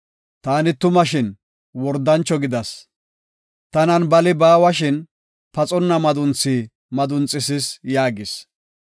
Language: Gofa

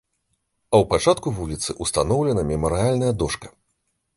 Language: Belarusian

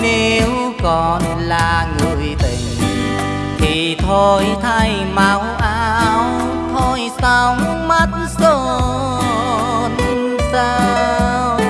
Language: Vietnamese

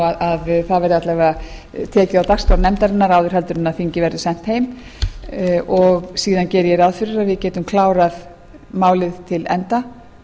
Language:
Icelandic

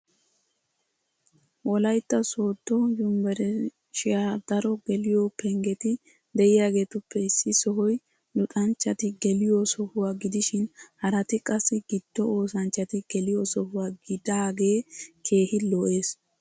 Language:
Wolaytta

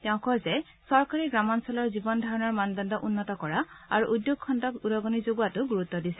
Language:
Assamese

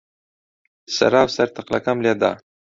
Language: Central Kurdish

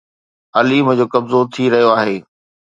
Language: Sindhi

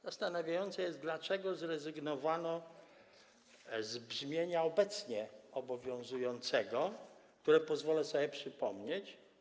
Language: Polish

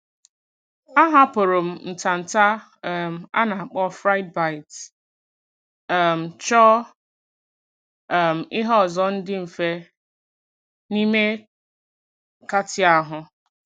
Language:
Igbo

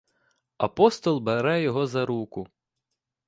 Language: Ukrainian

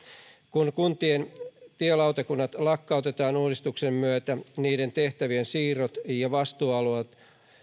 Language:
Finnish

